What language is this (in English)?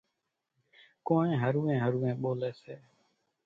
Kachi Koli